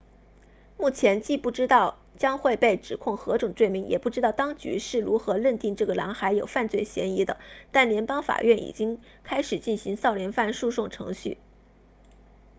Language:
Chinese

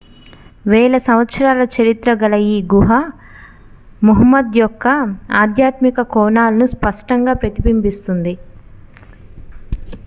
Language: Telugu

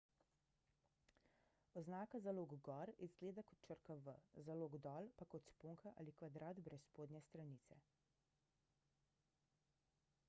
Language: Slovenian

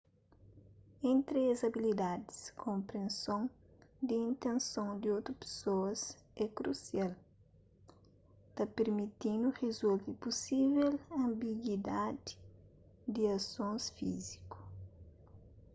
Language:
Kabuverdianu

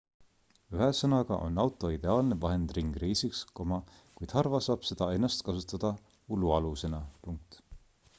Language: Estonian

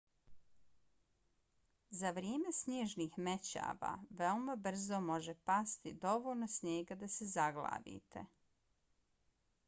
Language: Bosnian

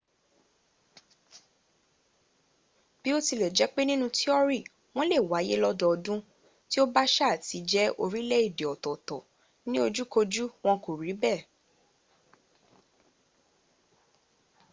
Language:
Yoruba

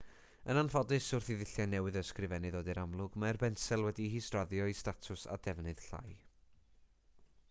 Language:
Welsh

